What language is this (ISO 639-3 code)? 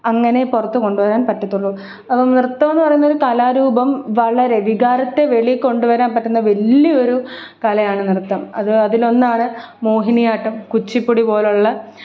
mal